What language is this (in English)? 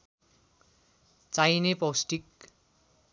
Nepali